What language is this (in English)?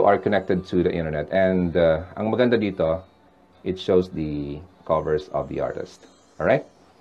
Filipino